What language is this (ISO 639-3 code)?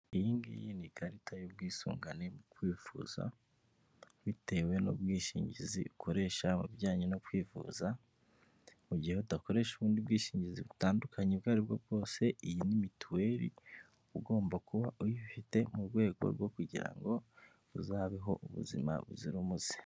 kin